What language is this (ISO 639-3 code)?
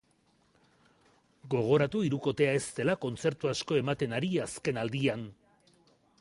eus